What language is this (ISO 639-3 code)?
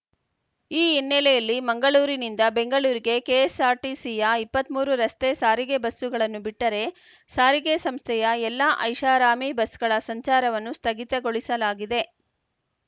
kan